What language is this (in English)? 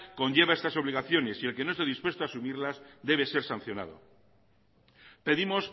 Spanish